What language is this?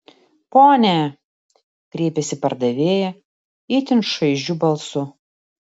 Lithuanian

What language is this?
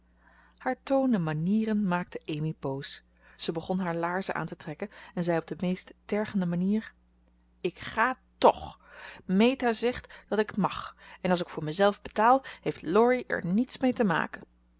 Dutch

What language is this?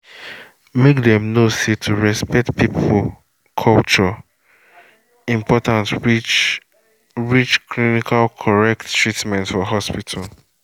Nigerian Pidgin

